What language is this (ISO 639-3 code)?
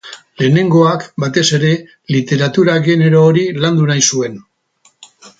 eus